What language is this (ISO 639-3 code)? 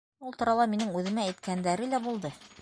bak